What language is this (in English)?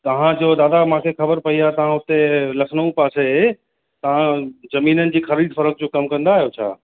Sindhi